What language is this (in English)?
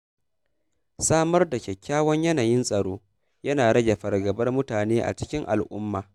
Hausa